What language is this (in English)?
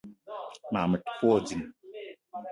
Eton (Cameroon)